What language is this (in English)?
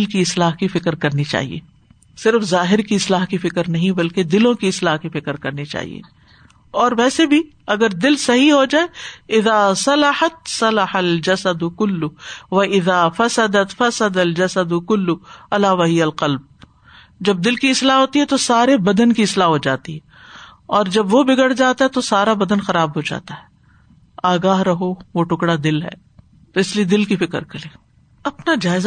Urdu